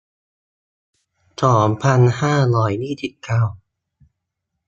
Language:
Thai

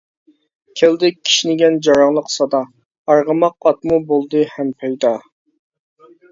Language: Uyghur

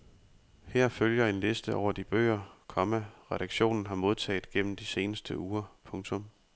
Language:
Danish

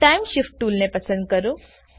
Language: Gujarati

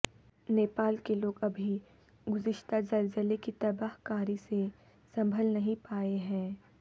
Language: Urdu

